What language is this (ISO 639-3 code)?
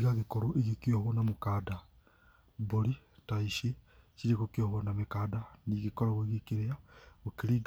kik